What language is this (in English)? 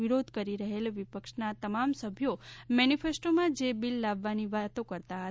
Gujarati